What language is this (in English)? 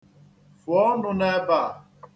Igbo